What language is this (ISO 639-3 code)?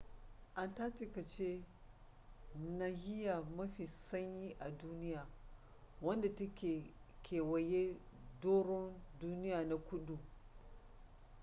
hau